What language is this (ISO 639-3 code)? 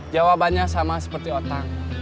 ind